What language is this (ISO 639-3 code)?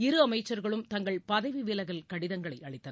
tam